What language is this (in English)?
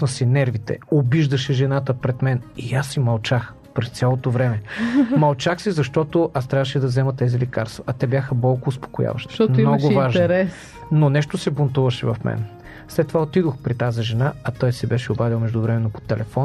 Bulgarian